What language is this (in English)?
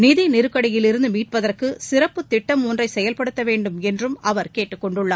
Tamil